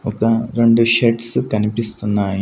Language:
Telugu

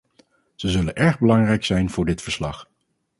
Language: Dutch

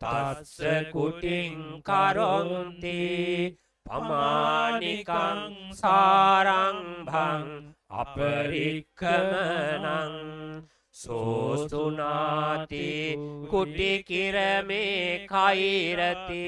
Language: Thai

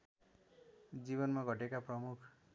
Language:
Nepali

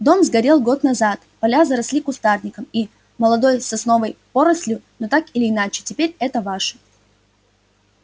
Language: Russian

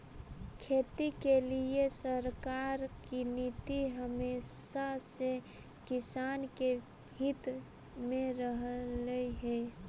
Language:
Magahi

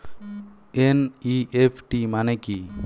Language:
Bangla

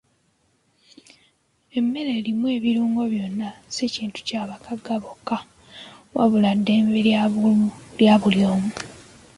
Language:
Ganda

